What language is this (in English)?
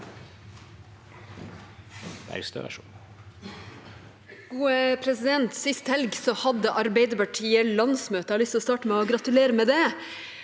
Norwegian